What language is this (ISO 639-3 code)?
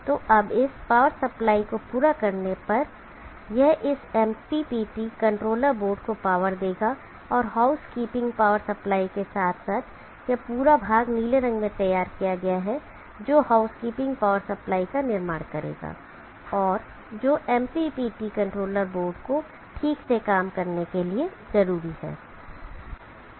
hin